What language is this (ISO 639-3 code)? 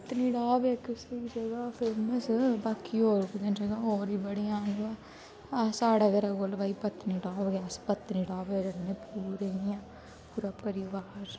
doi